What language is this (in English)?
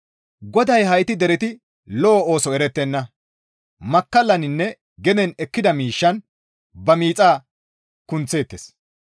Gamo